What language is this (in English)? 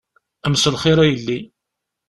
Kabyle